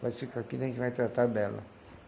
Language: Portuguese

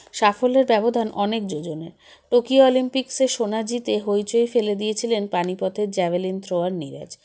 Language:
Bangla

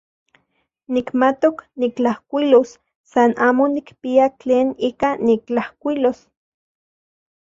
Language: Central Puebla Nahuatl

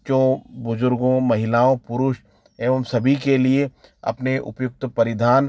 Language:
Hindi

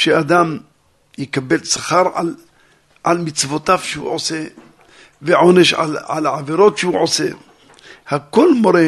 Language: Hebrew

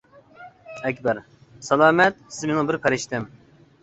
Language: Uyghur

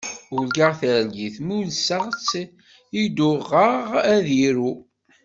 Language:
Kabyle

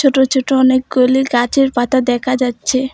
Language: Bangla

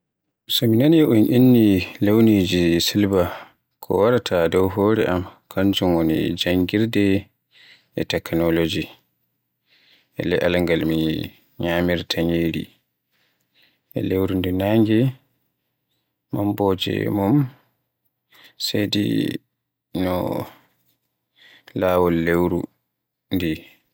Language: Borgu Fulfulde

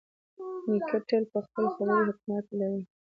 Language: Pashto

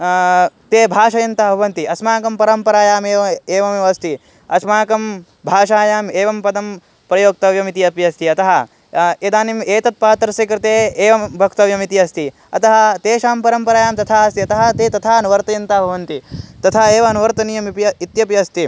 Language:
Sanskrit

